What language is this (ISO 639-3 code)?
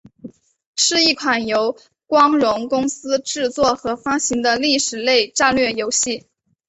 zho